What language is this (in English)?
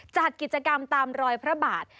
Thai